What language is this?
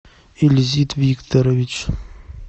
Russian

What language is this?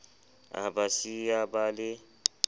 Southern Sotho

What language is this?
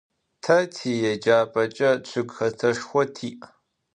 Adyghe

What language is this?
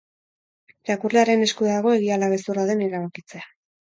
Basque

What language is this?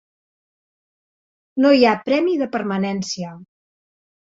Catalan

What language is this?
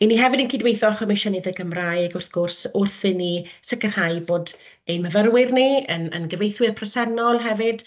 Welsh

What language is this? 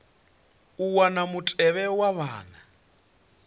Venda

